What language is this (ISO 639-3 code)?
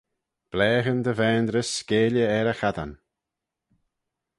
glv